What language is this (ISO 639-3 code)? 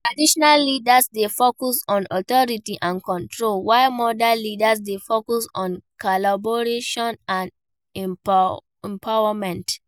pcm